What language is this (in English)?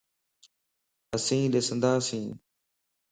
Lasi